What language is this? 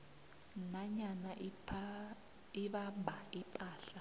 South Ndebele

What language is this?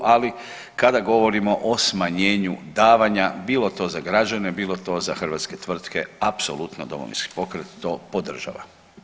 Croatian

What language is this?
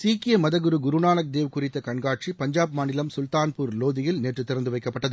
Tamil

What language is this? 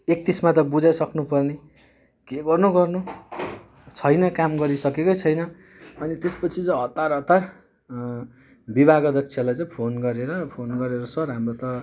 Nepali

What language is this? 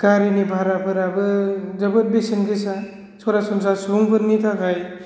Bodo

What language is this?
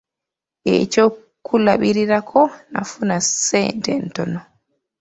Ganda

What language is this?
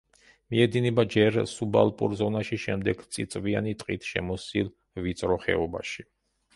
Georgian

